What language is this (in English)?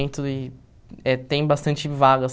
Portuguese